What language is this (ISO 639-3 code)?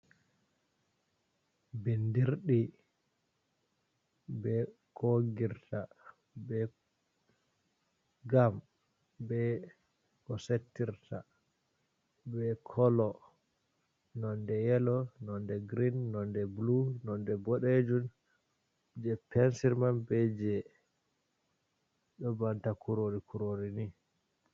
ful